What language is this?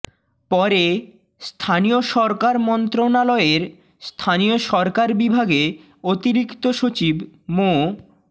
Bangla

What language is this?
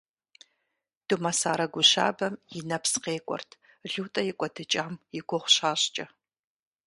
Kabardian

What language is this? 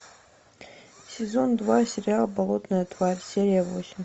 Russian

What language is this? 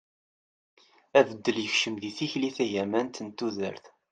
Kabyle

